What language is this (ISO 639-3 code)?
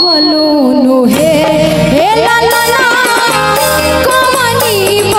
ara